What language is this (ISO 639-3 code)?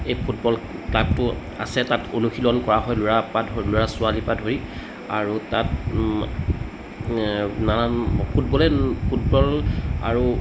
asm